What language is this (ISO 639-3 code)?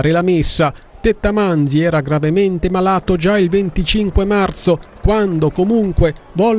ita